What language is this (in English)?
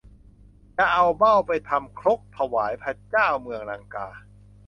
Thai